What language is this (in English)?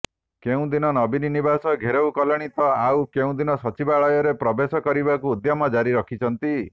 Odia